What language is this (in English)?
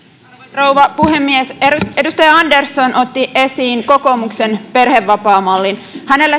Finnish